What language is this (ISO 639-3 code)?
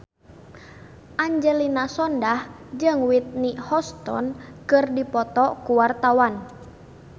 sun